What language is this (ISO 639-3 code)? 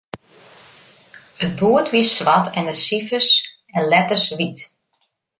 fry